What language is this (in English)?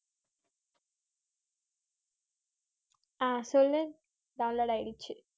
Tamil